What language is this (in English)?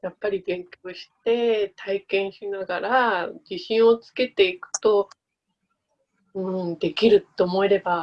Japanese